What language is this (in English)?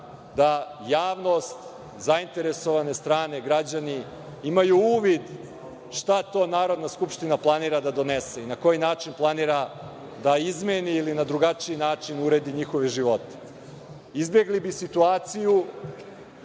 Serbian